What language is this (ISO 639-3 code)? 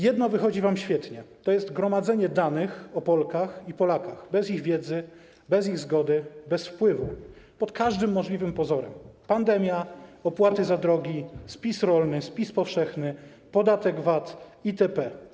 pol